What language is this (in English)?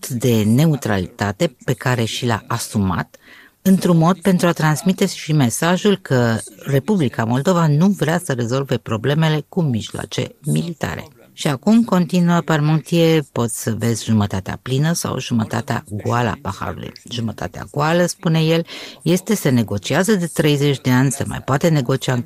Romanian